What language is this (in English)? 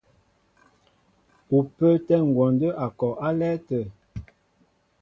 Mbo (Cameroon)